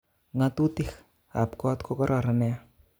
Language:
Kalenjin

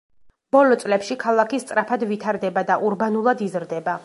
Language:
Georgian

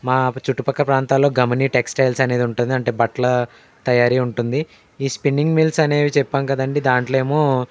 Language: Telugu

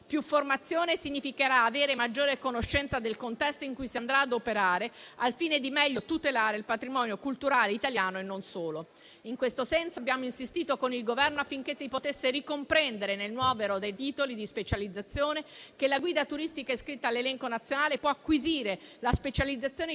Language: Italian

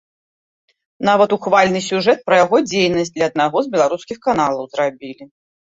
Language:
Belarusian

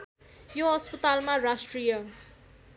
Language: Nepali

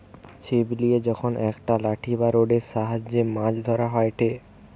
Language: Bangla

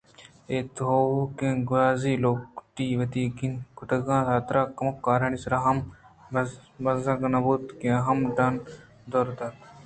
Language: Eastern Balochi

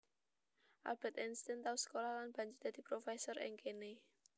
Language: Javanese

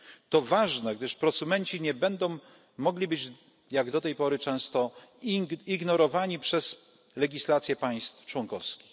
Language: Polish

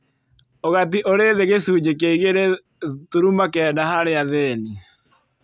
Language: Kikuyu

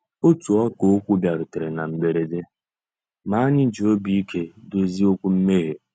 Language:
Igbo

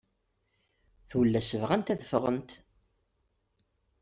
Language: Kabyle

